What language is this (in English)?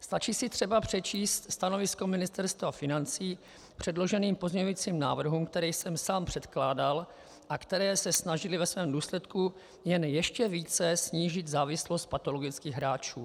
Czech